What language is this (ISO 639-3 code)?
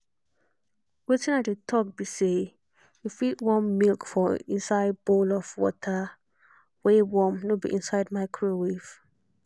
pcm